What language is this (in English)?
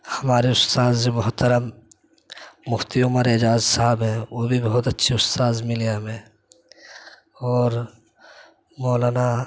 Urdu